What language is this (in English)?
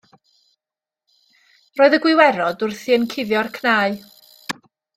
Welsh